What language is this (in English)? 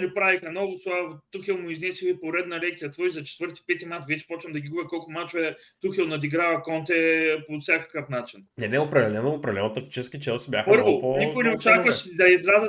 Bulgarian